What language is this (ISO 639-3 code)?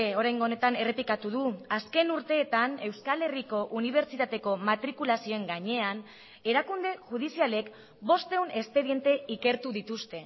eus